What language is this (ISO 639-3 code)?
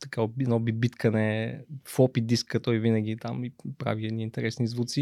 bul